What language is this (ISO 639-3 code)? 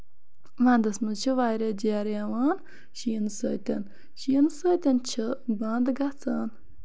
kas